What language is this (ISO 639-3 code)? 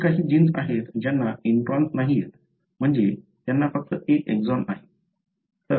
mar